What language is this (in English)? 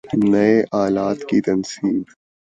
Urdu